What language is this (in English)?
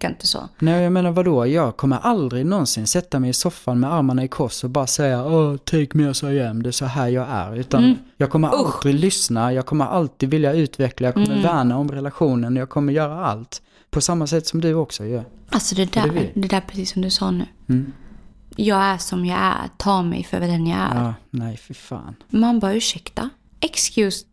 Swedish